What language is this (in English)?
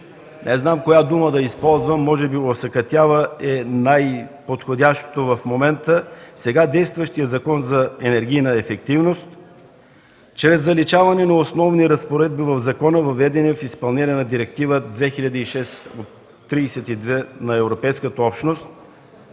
Bulgarian